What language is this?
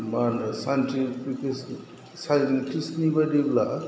Bodo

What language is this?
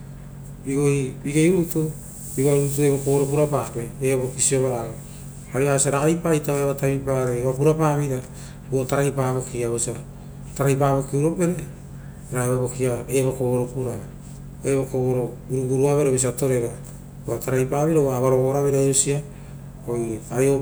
Rotokas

